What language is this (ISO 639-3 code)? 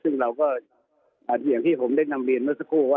tha